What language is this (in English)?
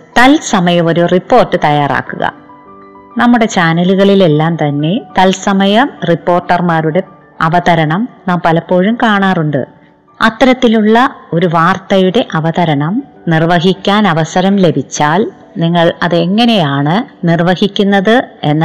Malayalam